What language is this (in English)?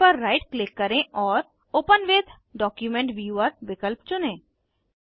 Hindi